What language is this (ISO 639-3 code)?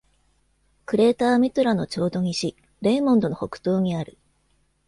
jpn